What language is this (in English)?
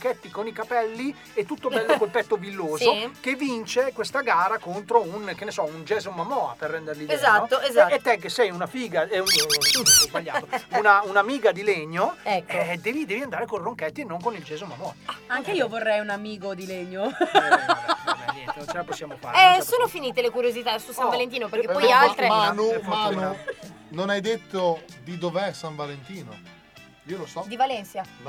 Italian